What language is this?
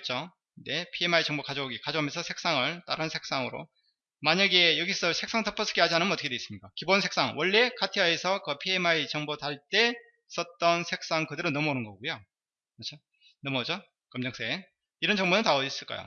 Korean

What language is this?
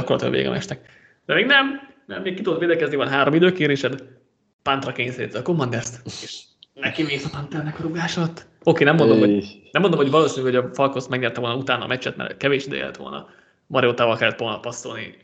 Hungarian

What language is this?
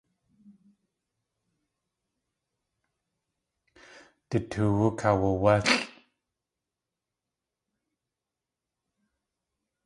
Tlingit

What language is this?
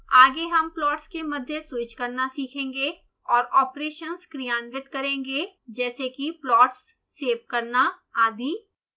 Hindi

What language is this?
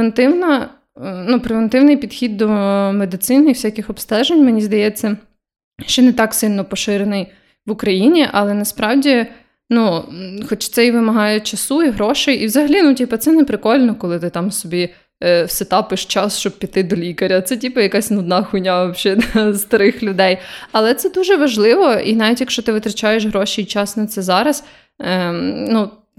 Ukrainian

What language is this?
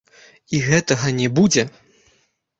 Belarusian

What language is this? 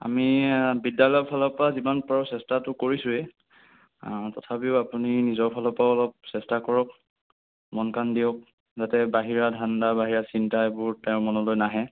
Assamese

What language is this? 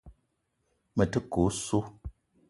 Eton (Cameroon)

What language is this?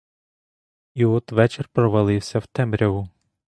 Ukrainian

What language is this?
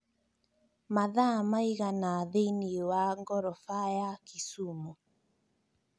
Kikuyu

